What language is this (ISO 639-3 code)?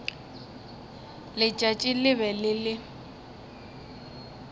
nso